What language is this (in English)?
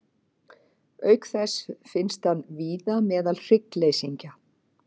Icelandic